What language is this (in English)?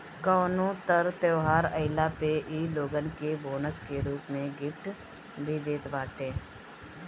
Bhojpuri